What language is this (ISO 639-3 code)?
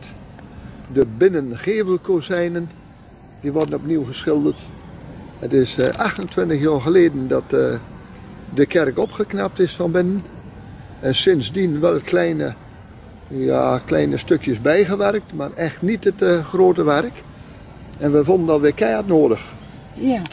nld